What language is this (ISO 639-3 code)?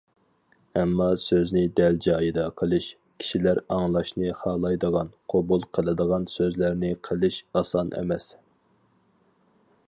uig